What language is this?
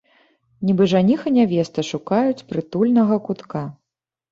Belarusian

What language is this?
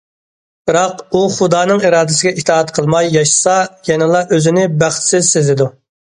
Uyghur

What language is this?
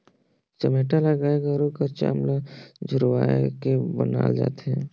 Chhattisgarhi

